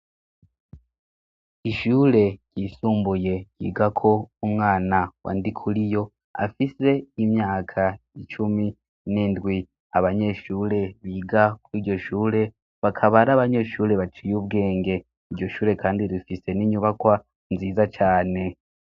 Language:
Rundi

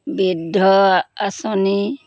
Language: Assamese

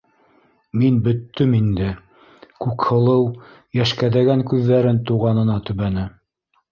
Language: Bashkir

